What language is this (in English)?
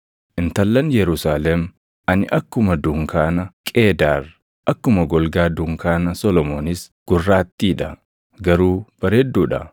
Oromo